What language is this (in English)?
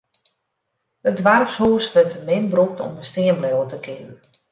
Western Frisian